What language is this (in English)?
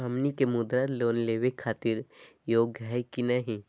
Magahi